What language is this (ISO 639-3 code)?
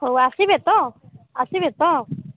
ori